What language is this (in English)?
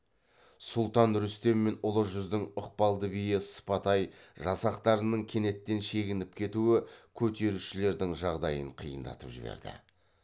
Kazakh